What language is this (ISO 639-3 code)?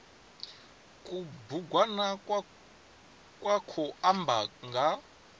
ven